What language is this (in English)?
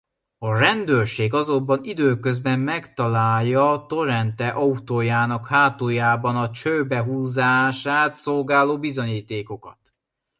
Hungarian